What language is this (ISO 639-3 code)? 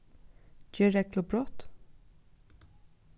fao